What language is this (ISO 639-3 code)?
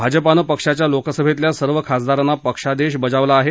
mar